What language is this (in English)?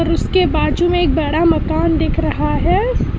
Hindi